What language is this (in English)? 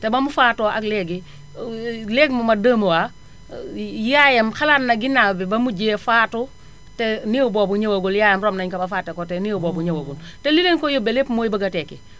Wolof